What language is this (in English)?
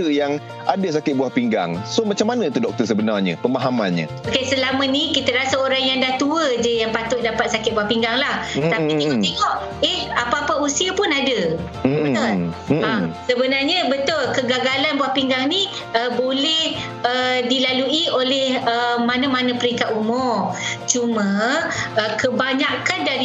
Malay